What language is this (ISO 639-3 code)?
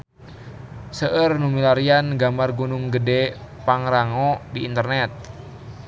sun